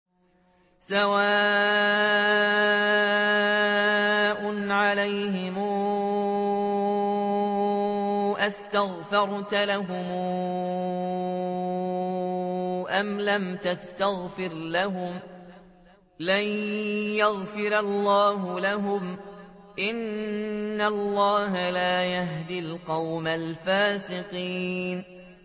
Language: Arabic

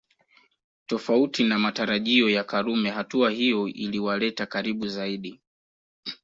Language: Swahili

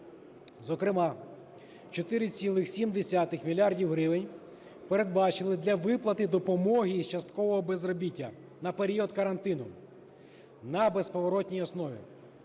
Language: Ukrainian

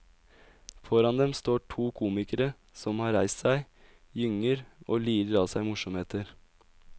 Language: Norwegian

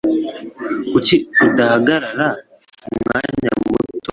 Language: Kinyarwanda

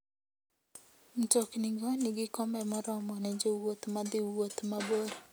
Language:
Luo (Kenya and Tanzania)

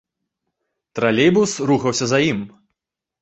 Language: Belarusian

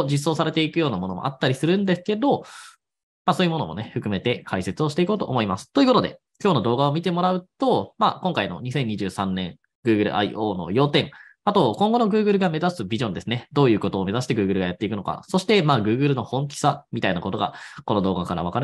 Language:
Japanese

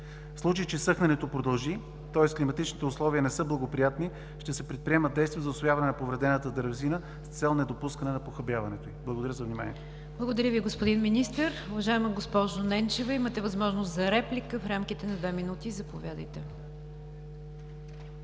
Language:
Bulgarian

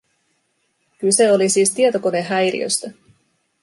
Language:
Finnish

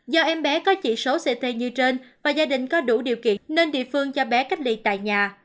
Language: Vietnamese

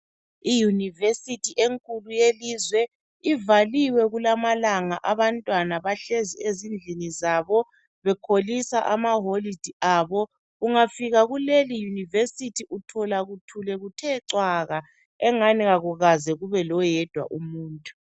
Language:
North Ndebele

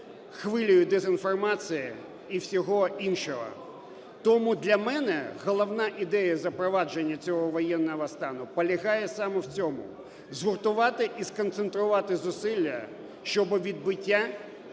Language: Ukrainian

